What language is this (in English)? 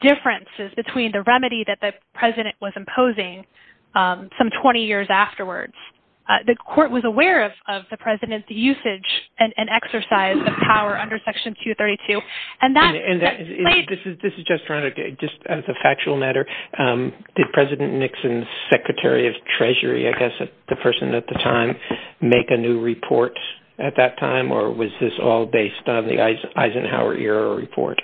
English